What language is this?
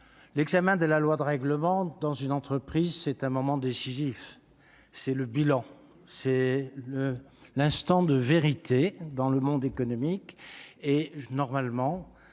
French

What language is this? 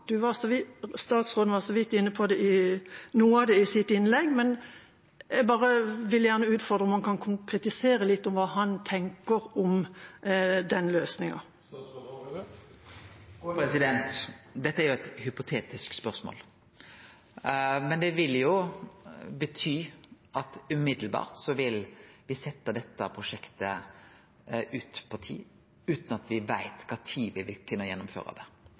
Norwegian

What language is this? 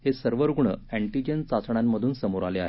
Marathi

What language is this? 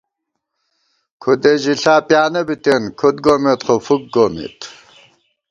Gawar-Bati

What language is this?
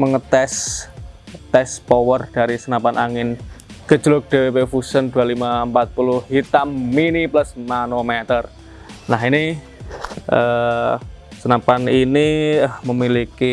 Indonesian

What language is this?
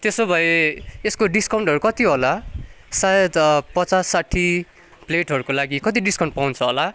Nepali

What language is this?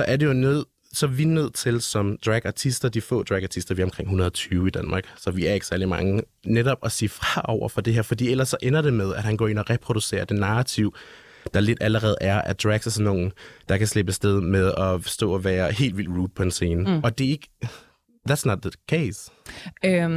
Danish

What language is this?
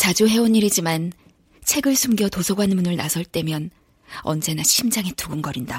Korean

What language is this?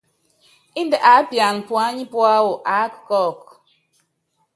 Yangben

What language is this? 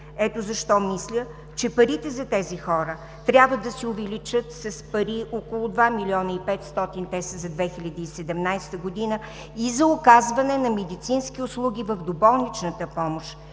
Bulgarian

